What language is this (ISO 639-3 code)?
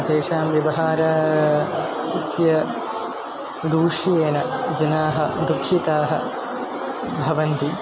san